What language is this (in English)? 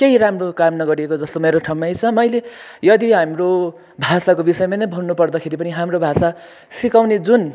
Nepali